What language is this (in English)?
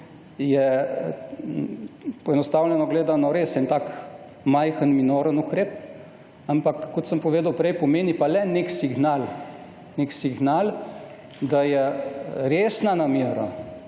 Slovenian